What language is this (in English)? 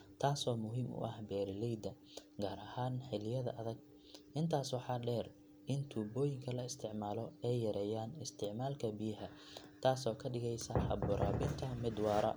Somali